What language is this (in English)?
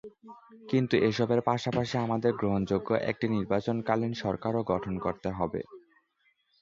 Bangla